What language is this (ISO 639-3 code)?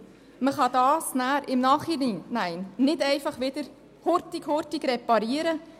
gsw